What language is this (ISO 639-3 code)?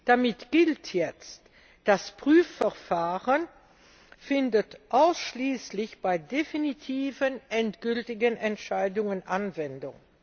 deu